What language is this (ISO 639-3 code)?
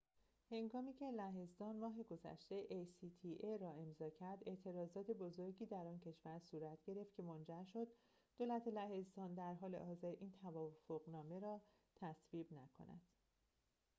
fas